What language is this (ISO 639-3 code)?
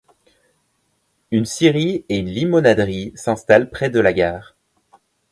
fra